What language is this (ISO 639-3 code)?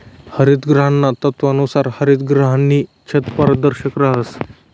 mar